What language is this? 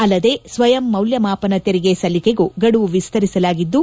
Kannada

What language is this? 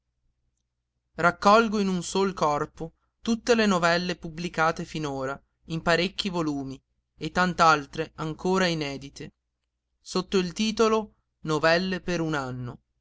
Italian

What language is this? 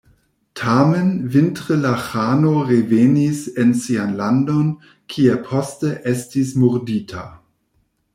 Esperanto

